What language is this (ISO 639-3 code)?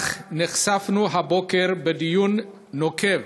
heb